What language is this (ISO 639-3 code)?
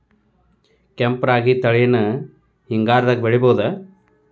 kan